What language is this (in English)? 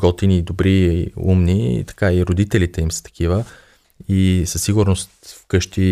Bulgarian